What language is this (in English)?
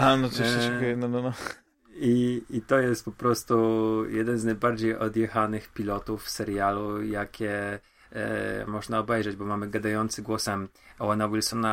Polish